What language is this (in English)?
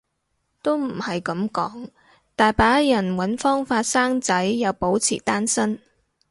Cantonese